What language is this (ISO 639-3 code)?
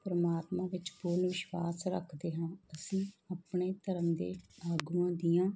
pan